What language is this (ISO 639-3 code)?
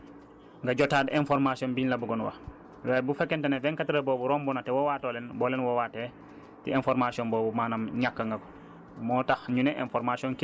wol